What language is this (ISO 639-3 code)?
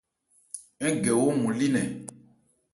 ebr